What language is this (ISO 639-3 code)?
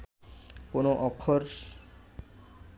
ben